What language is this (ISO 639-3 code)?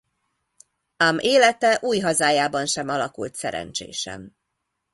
hun